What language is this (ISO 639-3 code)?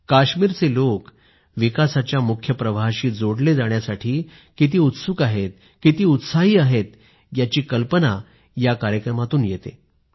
mar